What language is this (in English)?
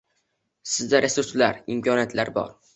Uzbek